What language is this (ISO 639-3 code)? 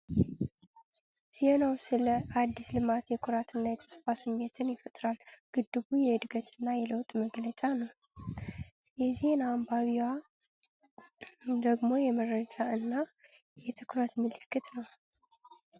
amh